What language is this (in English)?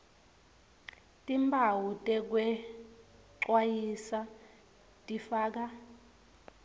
Swati